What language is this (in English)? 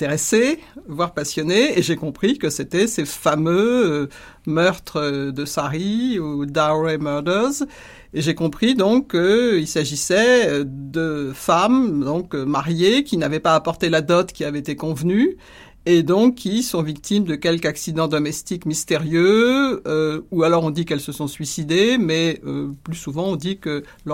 French